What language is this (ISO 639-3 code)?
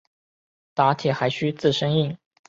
zho